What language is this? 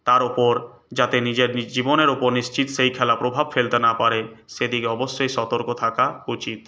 Bangla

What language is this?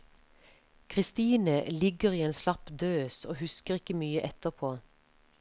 Norwegian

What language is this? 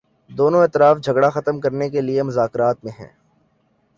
Urdu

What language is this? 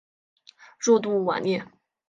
Chinese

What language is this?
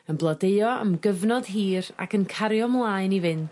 Welsh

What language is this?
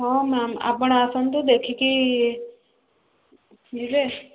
Odia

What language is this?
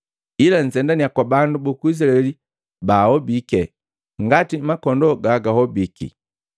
Matengo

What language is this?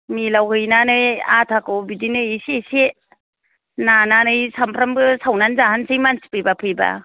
Bodo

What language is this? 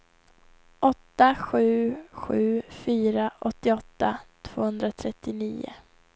Swedish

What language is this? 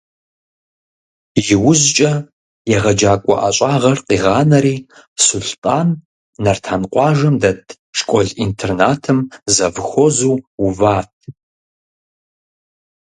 Kabardian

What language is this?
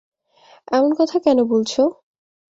Bangla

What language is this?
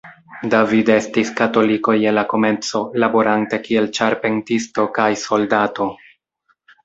Esperanto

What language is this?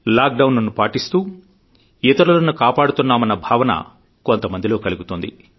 Telugu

